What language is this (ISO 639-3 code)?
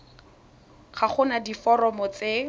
tsn